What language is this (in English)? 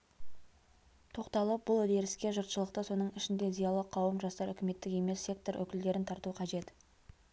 Kazakh